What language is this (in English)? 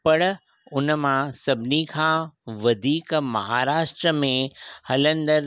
Sindhi